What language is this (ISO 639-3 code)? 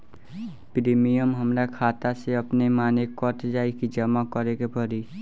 bho